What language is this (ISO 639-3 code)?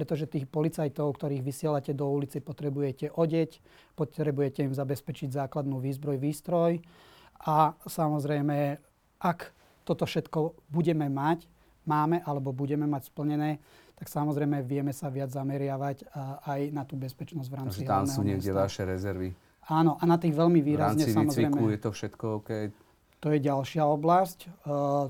slk